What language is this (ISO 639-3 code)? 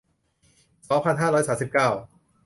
tha